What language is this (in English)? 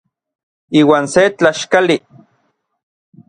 Orizaba Nahuatl